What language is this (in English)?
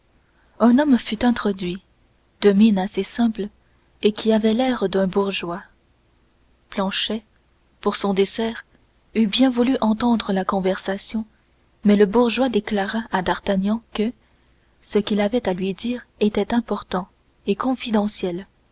French